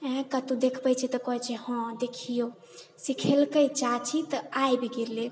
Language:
Maithili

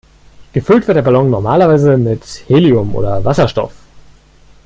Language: German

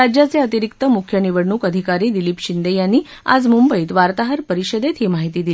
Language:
Marathi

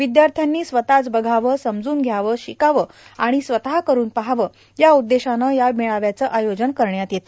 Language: Marathi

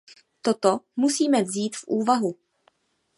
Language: Czech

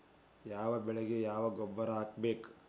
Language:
Kannada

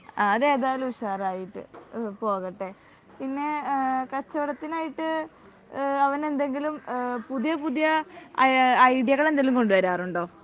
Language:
Malayalam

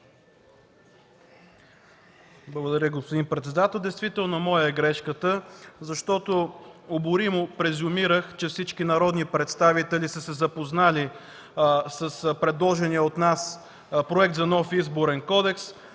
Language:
Bulgarian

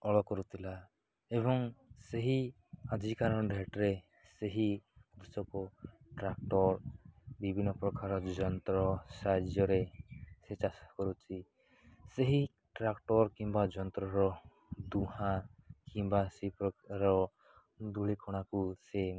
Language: Odia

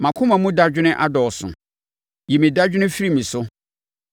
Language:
Akan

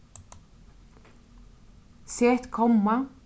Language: Faroese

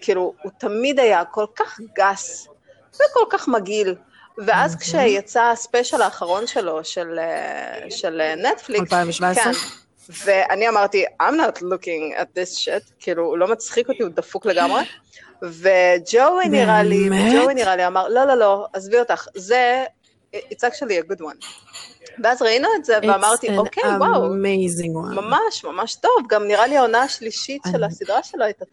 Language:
Hebrew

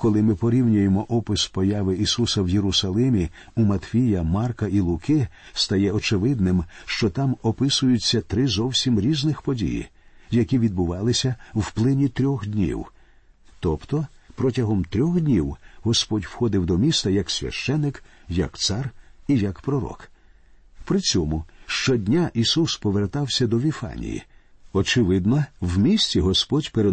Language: Ukrainian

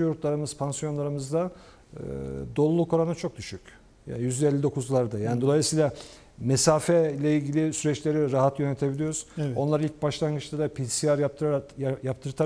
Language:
Turkish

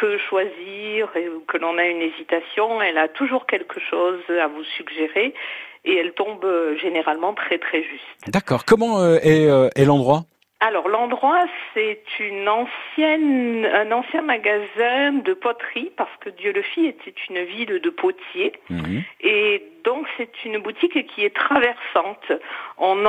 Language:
French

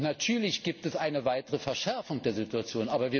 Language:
German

